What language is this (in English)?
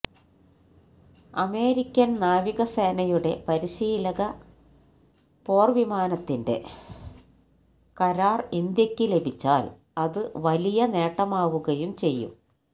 Malayalam